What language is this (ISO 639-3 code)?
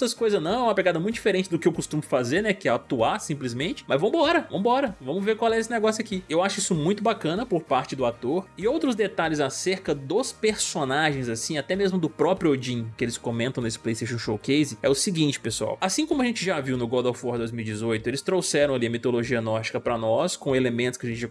por